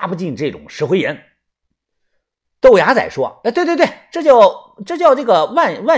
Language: Chinese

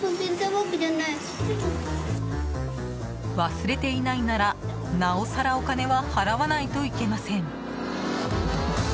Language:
Japanese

